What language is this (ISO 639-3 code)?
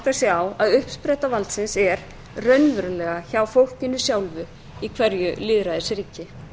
isl